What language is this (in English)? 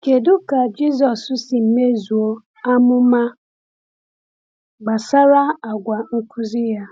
Igbo